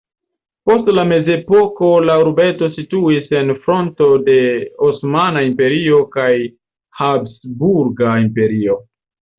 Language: Esperanto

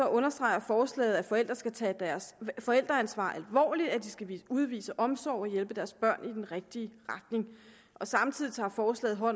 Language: Danish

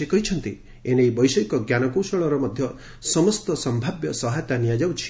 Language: Odia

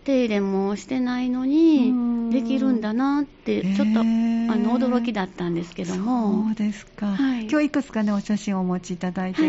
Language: Japanese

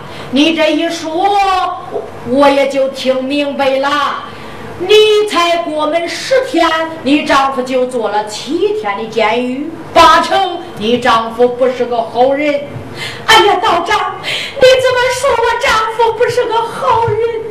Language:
Chinese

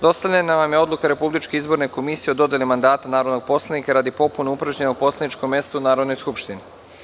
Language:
Serbian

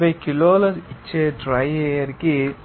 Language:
Telugu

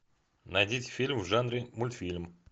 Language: Russian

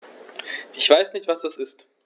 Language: German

